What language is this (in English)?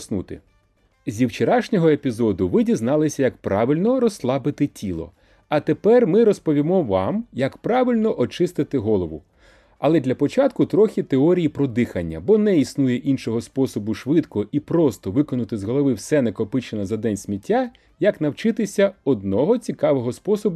Ukrainian